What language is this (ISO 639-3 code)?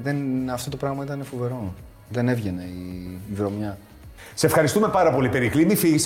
ell